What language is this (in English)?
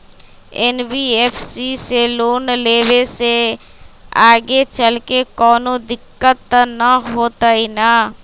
Magahi